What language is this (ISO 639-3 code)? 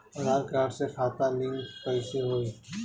bho